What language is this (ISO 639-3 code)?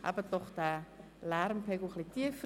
gsw